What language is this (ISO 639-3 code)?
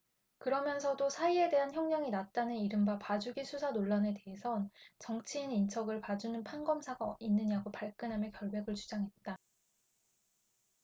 kor